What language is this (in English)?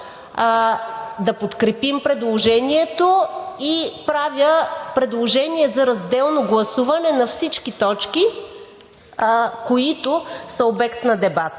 Bulgarian